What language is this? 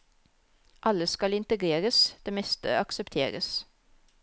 Norwegian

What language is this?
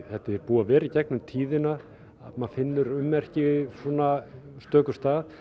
Icelandic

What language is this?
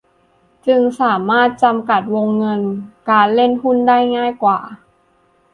Thai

